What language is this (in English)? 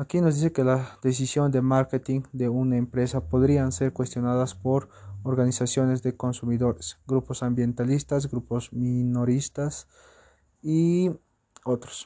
Spanish